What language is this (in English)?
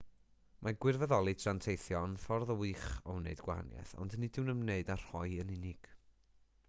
Welsh